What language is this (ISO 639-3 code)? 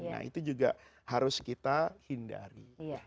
ind